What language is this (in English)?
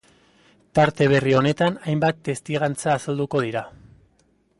Basque